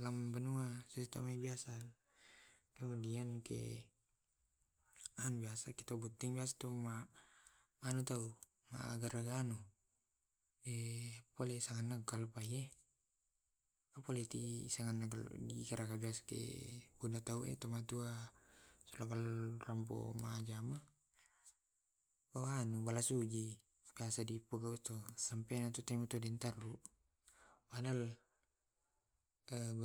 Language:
Tae'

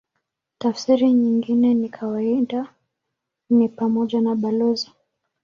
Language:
Swahili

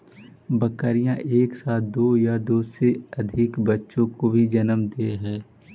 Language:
Magahi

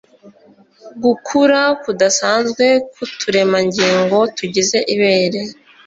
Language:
Kinyarwanda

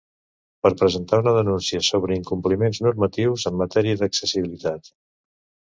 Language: Catalan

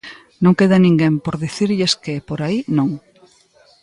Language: Galician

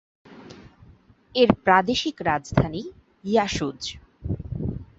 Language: Bangla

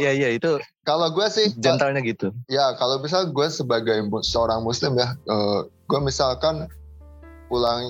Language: Indonesian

